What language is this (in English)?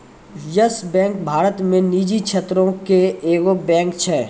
Maithili